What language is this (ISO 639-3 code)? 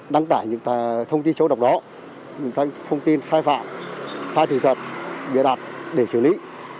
vie